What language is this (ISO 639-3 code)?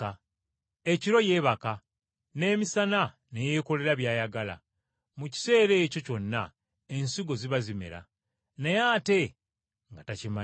lug